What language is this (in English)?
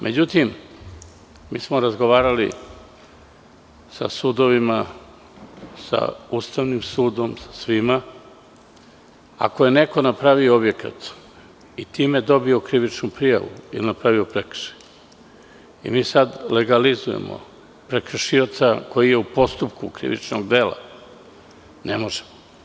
Serbian